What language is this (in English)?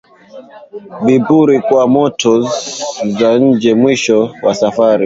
Swahili